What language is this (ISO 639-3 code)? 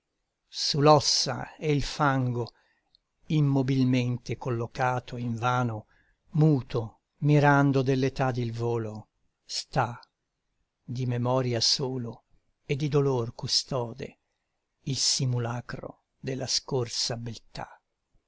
ita